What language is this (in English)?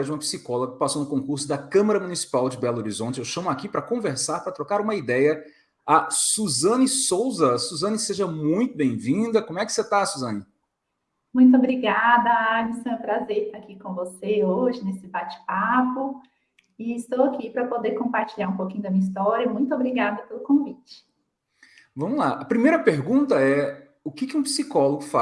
Portuguese